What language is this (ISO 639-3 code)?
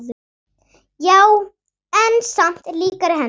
isl